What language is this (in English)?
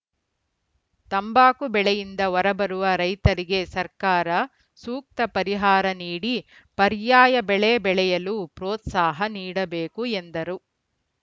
Kannada